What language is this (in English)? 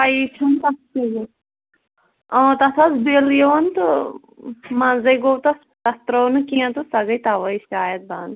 Kashmiri